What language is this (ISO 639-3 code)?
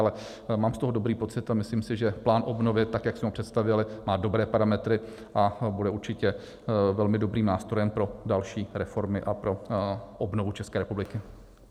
ces